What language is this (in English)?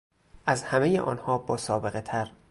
Persian